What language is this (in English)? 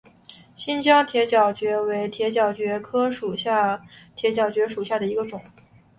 Chinese